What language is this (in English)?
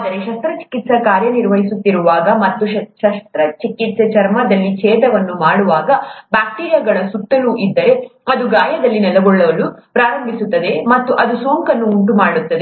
Kannada